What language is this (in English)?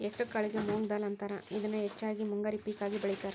Kannada